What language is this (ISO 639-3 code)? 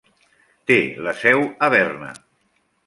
cat